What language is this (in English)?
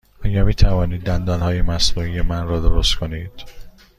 Persian